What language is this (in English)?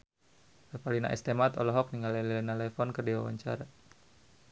Sundanese